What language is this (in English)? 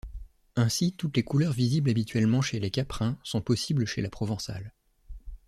French